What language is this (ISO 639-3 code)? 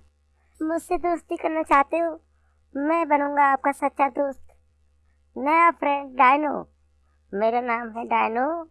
hin